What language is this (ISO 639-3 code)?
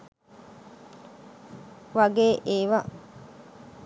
sin